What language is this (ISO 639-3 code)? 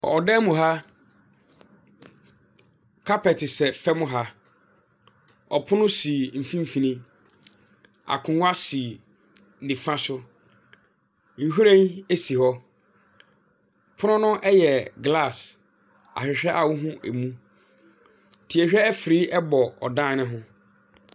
aka